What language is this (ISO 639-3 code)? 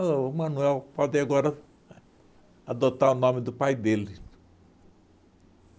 por